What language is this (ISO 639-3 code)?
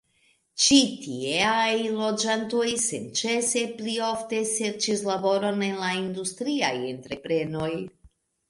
epo